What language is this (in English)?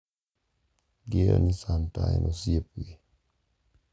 Luo (Kenya and Tanzania)